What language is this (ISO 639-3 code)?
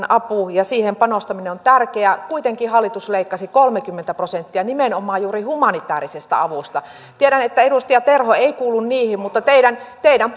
fin